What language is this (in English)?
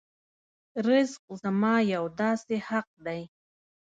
Pashto